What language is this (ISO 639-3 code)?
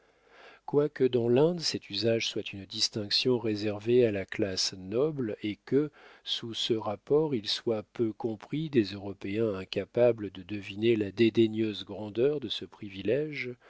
fra